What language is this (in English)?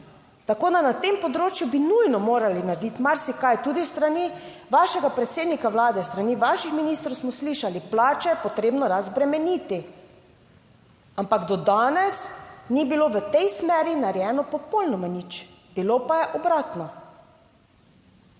Slovenian